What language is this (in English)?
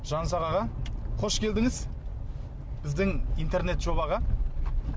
Kazakh